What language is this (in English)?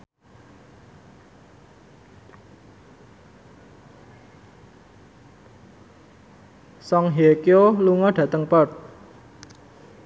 Javanese